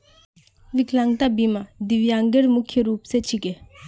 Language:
Magahi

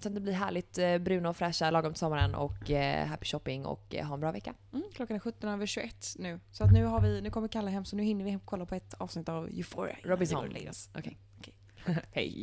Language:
Swedish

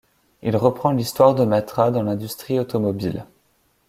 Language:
French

